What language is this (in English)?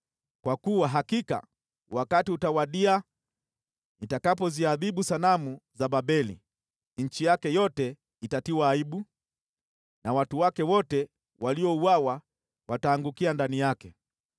Swahili